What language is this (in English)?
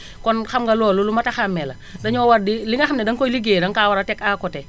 Wolof